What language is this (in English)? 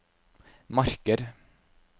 Norwegian